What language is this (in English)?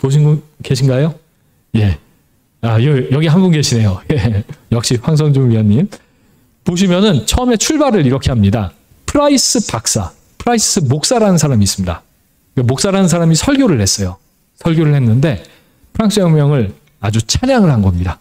Korean